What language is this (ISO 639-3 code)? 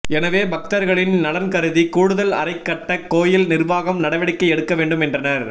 tam